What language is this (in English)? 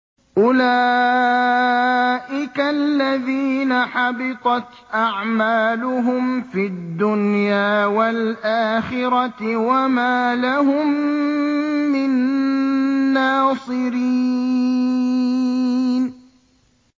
Arabic